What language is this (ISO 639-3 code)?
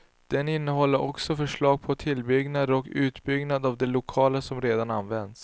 swe